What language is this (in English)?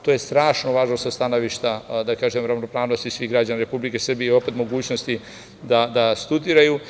Serbian